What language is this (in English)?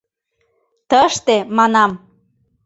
Mari